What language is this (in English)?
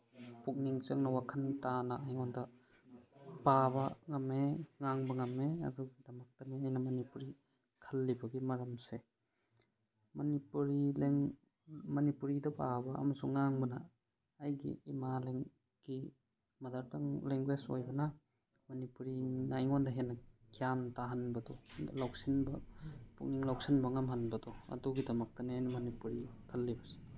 Manipuri